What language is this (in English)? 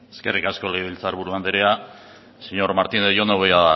Basque